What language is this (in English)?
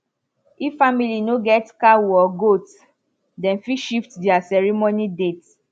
Nigerian Pidgin